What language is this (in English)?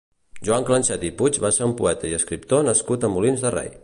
Catalan